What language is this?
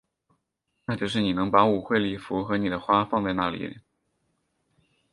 Chinese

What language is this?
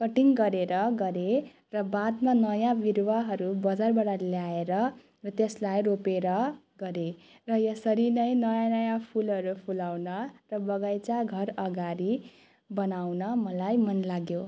Nepali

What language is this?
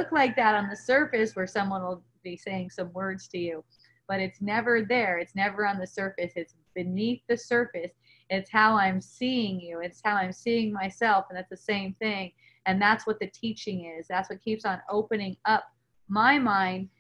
English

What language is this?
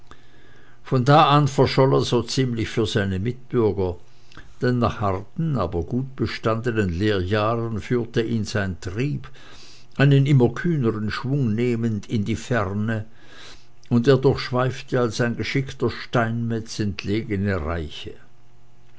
German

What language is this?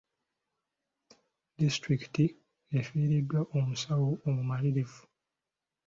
Ganda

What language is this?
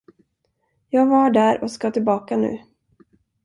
Swedish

